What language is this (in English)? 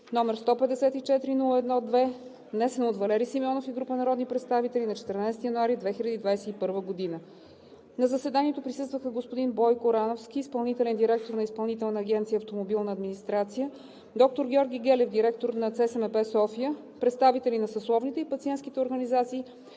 Bulgarian